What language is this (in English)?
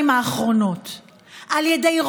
Hebrew